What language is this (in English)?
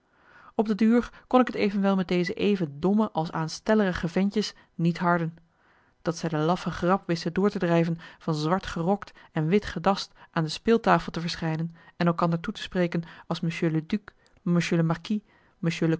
Dutch